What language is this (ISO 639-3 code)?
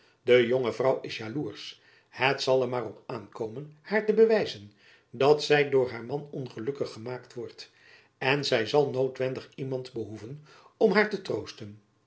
nld